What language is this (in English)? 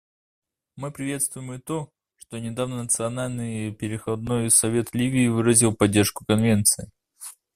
Russian